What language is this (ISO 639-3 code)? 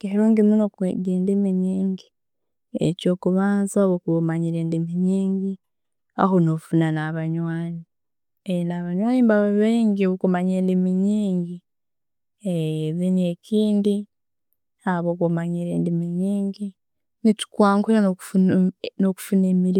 ttj